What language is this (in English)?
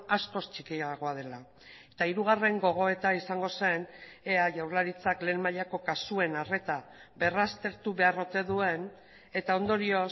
Basque